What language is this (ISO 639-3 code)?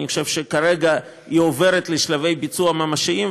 heb